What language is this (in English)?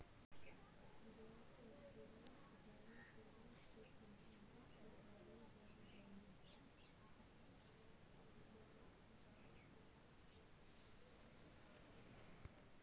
Magahi